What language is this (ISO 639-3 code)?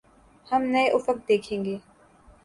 urd